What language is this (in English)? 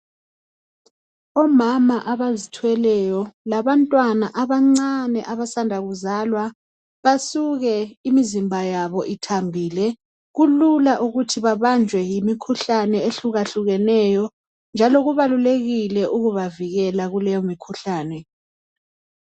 North Ndebele